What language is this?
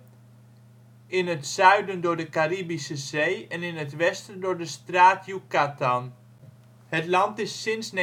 Dutch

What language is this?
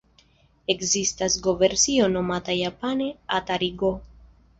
Esperanto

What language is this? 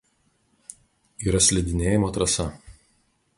Lithuanian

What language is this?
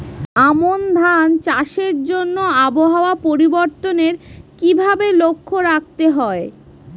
Bangla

